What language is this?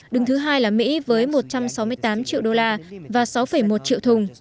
Vietnamese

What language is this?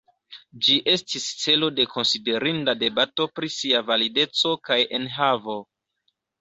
Esperanto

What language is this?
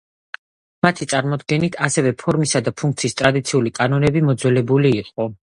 Georgian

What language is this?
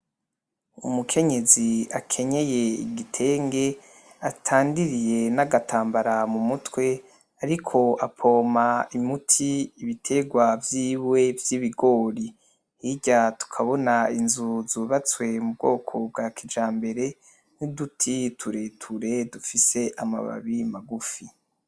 Rundi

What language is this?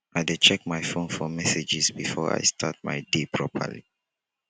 Nigerian Pidgin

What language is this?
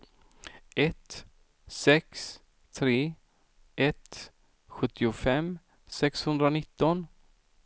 Swedish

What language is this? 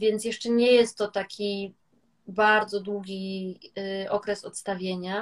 Polish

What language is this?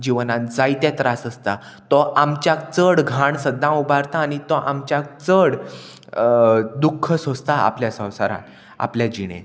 Konkani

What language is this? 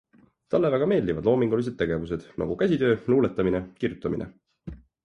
Estonian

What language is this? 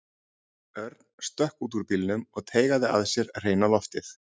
Icelandic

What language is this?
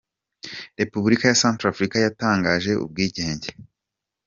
Kinyarwanda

